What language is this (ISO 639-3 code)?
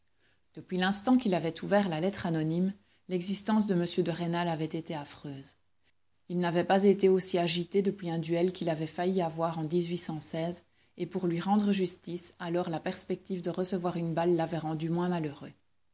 fra